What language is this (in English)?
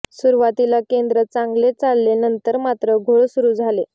Marathi